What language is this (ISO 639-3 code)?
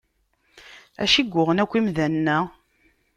kab